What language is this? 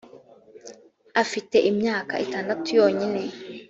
Kinyarwanda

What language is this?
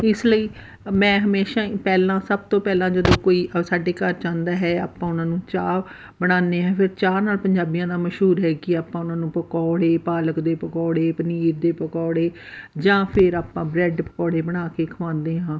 Punjabi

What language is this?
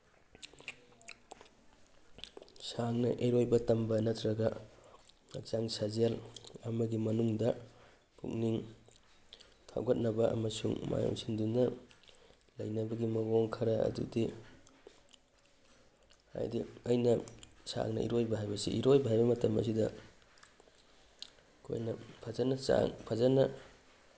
Manipuri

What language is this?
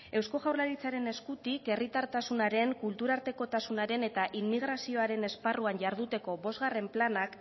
Basque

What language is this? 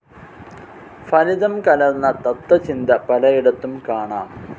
Malayalam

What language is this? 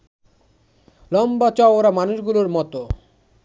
Bangla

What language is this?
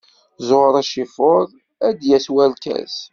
Kabyle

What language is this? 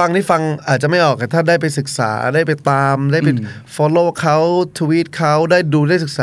Thai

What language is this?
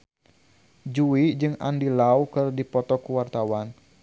Sundanese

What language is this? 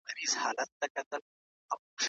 Pashto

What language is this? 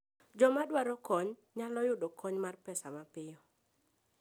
Luo (Kenya and Tanzania)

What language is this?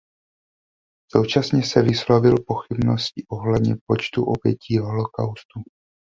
Czech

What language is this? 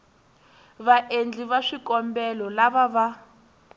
Tsonga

